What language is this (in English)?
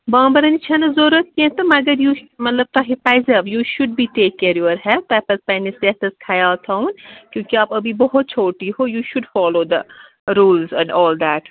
Kashmiri